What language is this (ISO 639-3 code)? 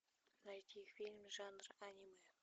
rus